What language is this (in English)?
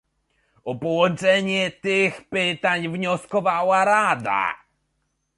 Polish